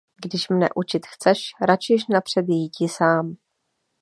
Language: Czech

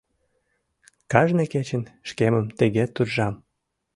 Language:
Mari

